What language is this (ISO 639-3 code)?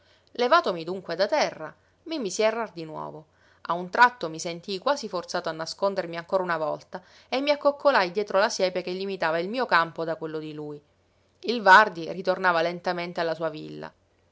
ita